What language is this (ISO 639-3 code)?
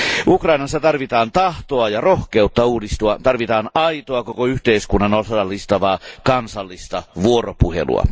fin